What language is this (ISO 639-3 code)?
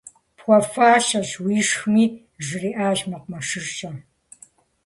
kbd